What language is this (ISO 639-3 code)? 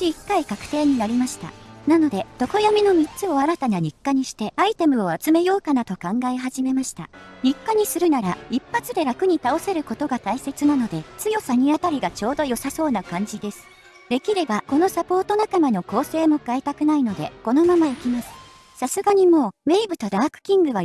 jpn